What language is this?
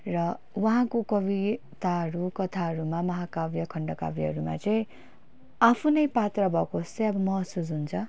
Nepali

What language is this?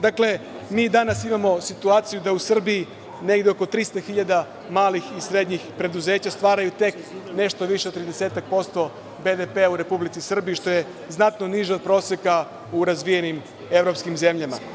Serbian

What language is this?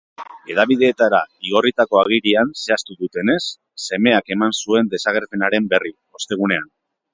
Basque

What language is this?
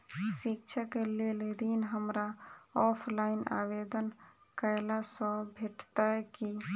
Maithili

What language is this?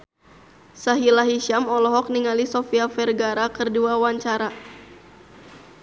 Sundanese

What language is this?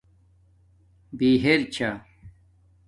Domaaki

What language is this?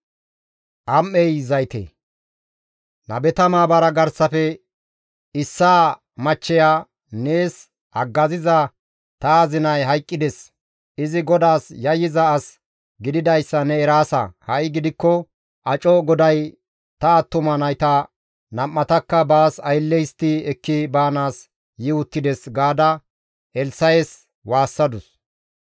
Gamo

